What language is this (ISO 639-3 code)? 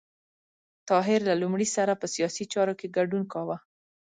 pus